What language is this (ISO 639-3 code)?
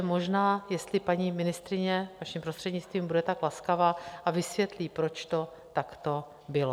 ces